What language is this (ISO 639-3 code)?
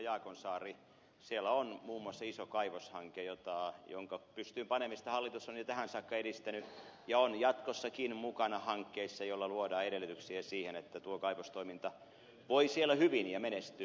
fin